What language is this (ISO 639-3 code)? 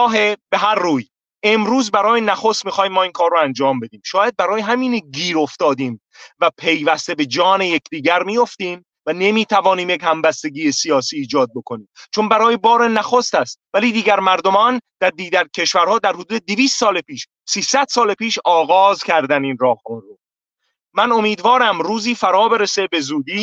fas